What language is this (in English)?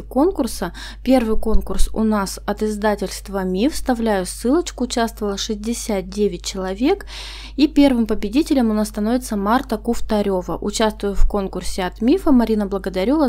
Russian